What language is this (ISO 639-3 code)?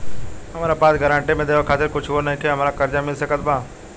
bho